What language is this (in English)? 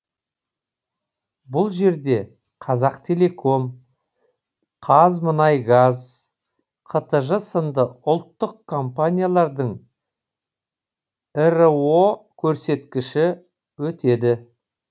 Kazakh